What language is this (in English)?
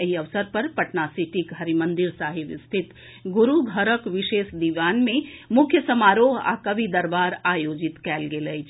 Maithili